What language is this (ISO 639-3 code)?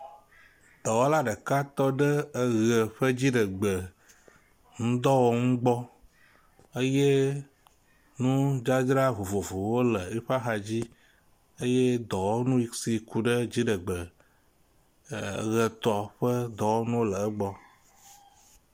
ewe